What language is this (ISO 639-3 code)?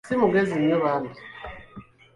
lug